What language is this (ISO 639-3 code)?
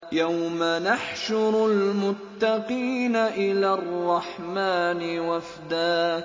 ara